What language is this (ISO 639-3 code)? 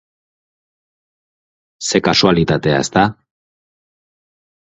eus